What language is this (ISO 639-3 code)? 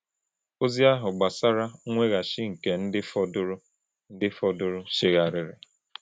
ibo